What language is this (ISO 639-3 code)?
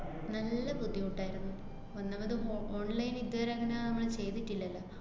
mal